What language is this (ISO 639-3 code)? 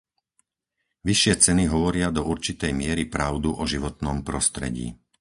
slk